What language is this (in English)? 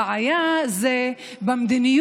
Hebrew